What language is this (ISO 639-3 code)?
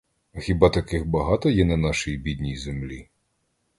ukr